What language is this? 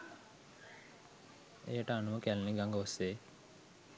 Sinhala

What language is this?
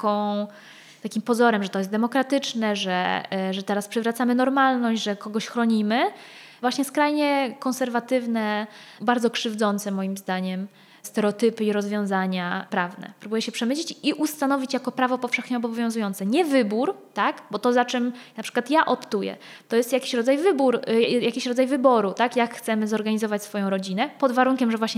Polish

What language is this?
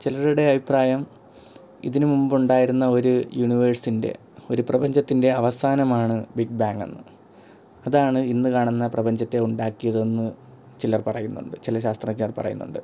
Malayalam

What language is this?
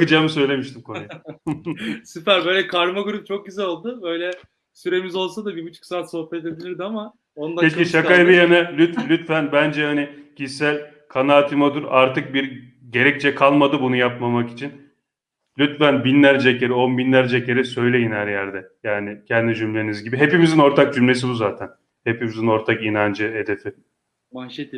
Turkish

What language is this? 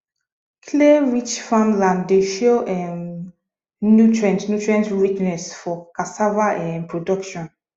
Nigerian Pidgin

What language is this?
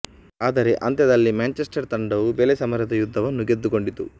Kannada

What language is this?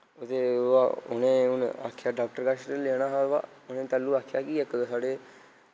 Dogri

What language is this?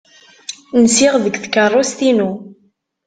Kabyle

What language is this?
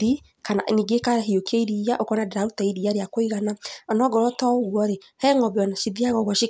Kikuyu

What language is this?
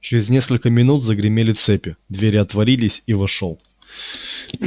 Russian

